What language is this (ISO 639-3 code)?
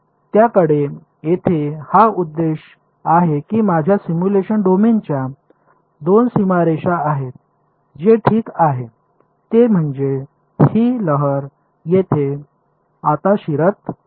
mar